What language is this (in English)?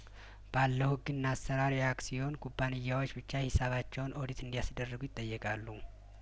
Amharic